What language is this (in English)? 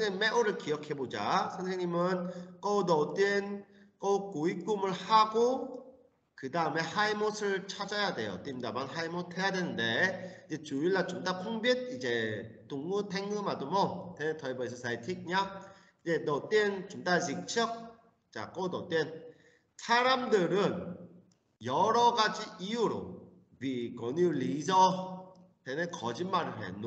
Korean